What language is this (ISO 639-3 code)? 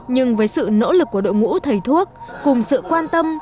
vie